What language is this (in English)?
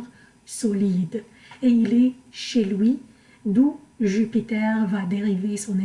French